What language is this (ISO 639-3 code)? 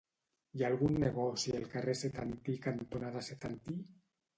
cat